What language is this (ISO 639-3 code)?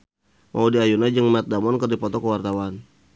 sun